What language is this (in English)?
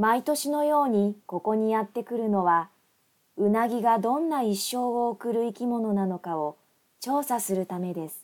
Japanese